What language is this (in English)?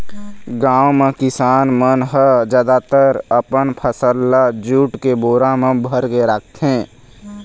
Chhattisgarhi